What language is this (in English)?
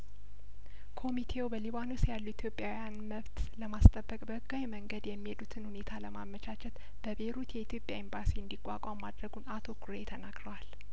Amharic